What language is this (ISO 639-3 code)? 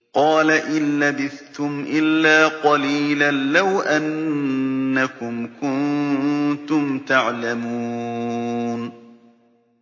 ara